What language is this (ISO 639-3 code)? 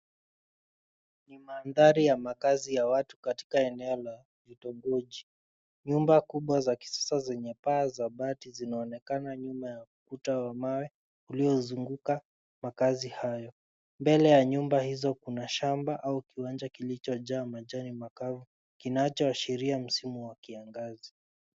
swa